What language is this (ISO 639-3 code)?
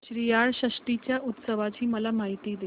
mar